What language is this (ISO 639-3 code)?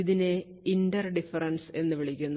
mal